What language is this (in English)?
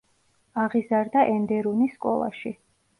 Georgian